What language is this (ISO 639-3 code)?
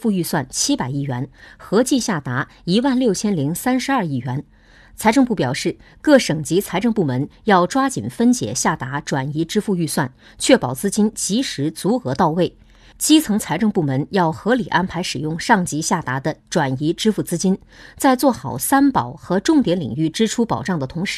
zho